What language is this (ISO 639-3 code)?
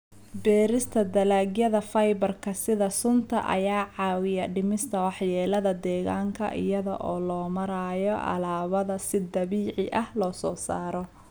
som